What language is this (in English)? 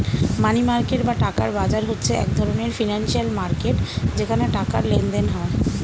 Bangla